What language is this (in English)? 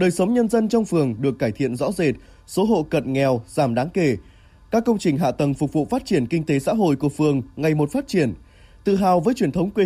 Vietnamese